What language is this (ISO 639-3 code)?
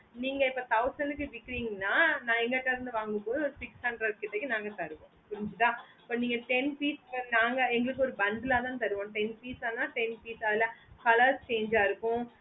tam